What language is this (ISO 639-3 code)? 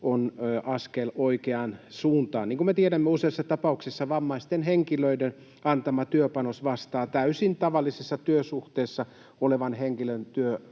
fin